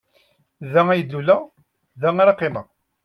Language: Kabyle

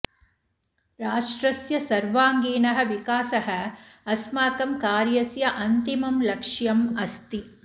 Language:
Sanskrit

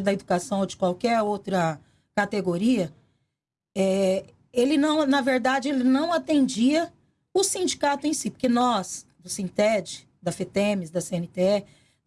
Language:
Portuguese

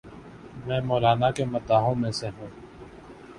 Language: Urdu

